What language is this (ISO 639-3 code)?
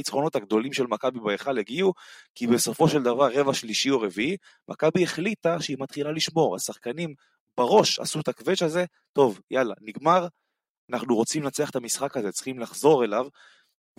heb